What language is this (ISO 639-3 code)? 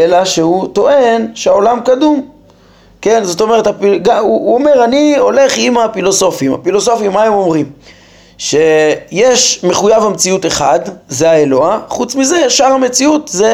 heb